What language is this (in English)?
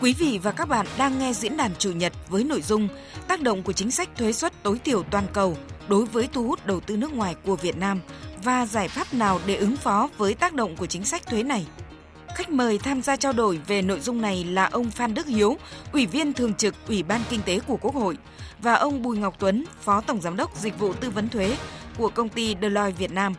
Vietnamese